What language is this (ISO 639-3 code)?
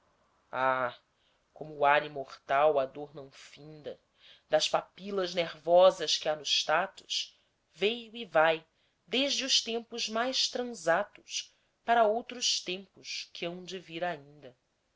por